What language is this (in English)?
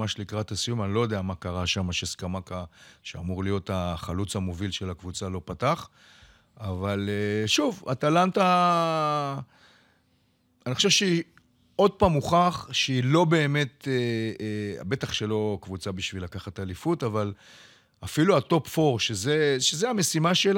Hebrew